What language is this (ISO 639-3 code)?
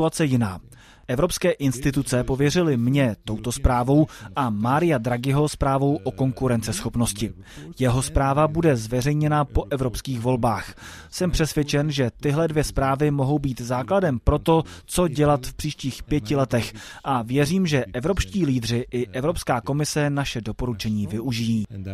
ces